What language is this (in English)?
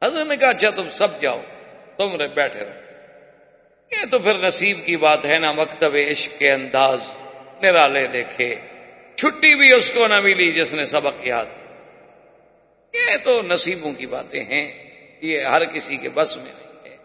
Urdu